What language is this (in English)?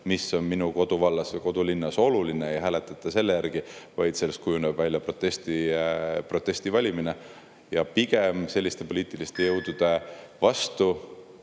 Estonian